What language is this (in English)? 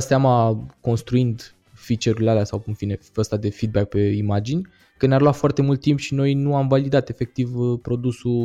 Romanian